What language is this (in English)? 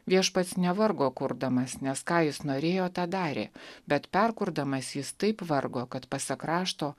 Lithuanian